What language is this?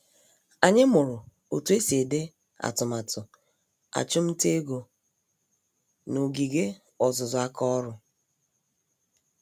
Igbo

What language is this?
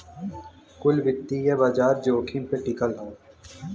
Bhojpuri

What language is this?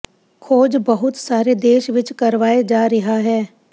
Punjabi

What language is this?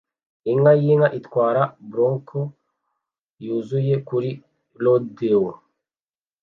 Kinyarwanda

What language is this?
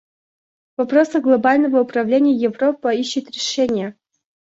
Russian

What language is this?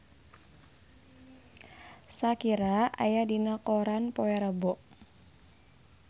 Sundanese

